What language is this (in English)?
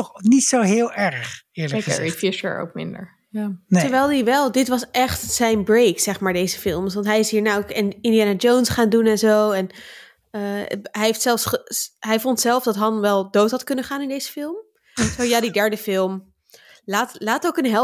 Dutch